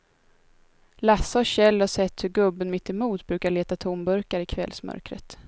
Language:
Swedish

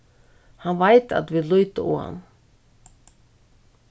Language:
Faroese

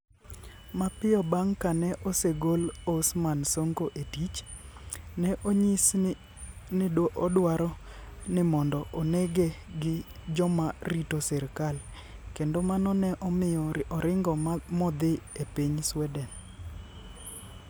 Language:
Luo (Kenya and Tanzania)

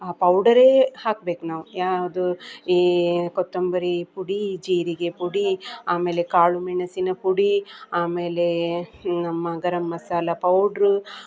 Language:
Kannada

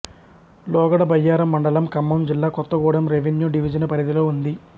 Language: Telugu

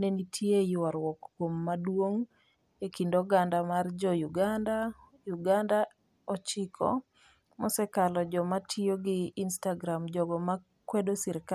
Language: Luo (Kenya and Tanzania)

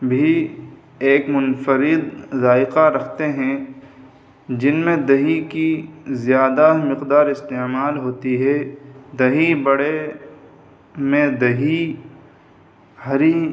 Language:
Urdu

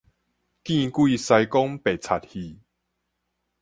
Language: Min Nan Chinese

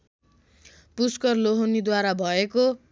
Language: Nepali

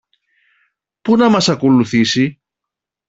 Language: Greek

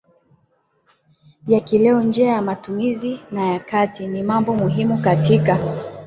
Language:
Swahili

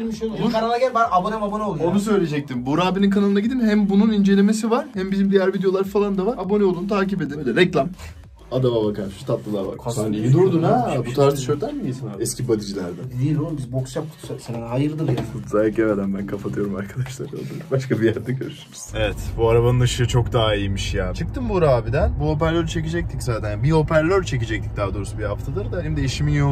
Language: Turkish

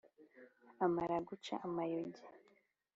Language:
Kinyarwanda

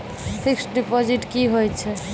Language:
Maithili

